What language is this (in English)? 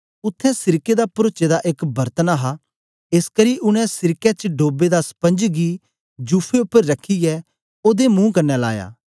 Dogri